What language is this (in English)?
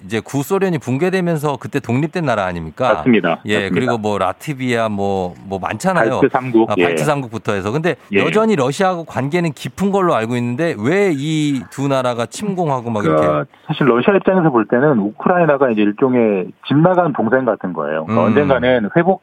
Korean